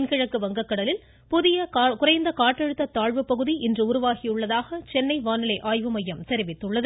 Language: Tamil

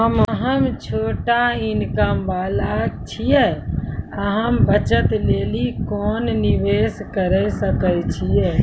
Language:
Maithili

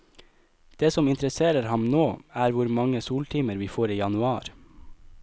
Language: Norwegian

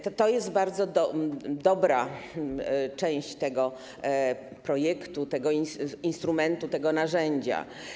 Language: Polish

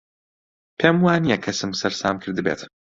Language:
Central Kurdish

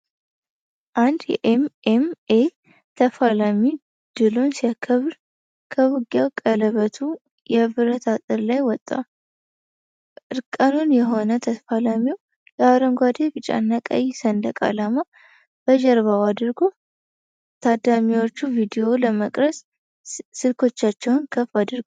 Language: Amharic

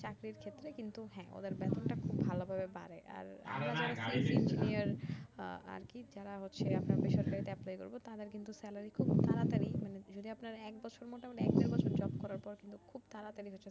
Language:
Bangla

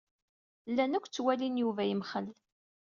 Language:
Kabyle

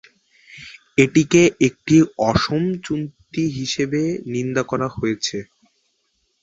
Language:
Bangla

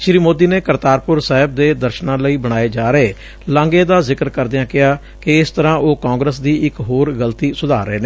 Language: Punjabi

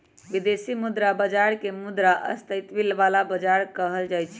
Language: Magahi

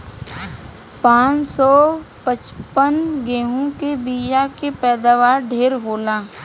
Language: Bhojpuri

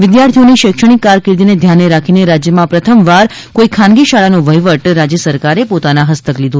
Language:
Gujarati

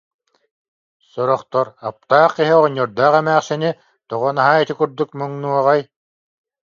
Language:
Yakut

